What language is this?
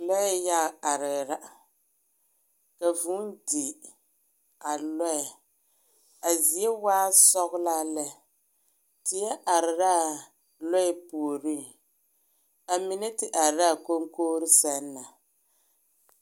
Southern Dagaare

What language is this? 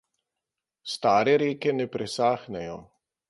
Slovenian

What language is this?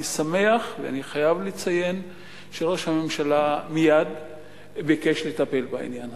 Hebrew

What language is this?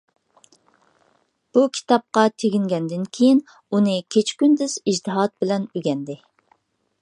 Uyghur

